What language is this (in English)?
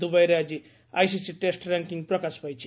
Odia